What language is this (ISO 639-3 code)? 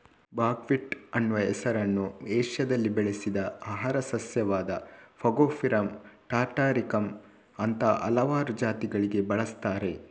kan